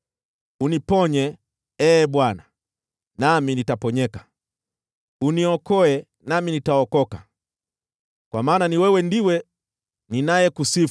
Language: Swahili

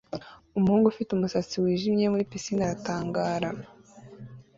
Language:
Kinyarwanda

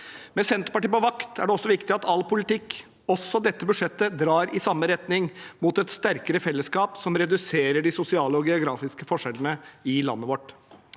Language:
Norwegian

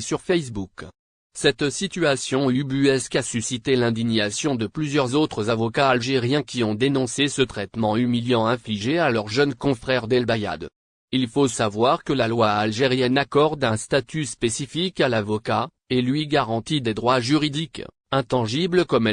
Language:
French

